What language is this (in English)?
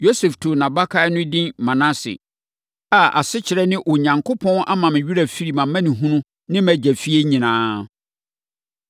Akan